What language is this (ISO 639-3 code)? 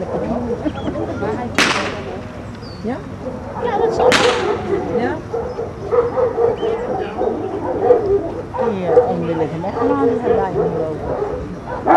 nld